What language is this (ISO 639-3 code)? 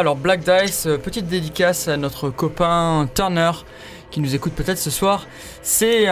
fra